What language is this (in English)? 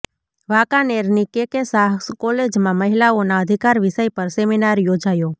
Gujarati